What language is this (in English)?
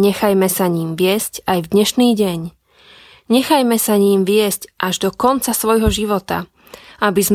Slovak